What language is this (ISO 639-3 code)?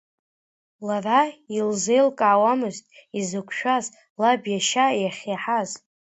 abk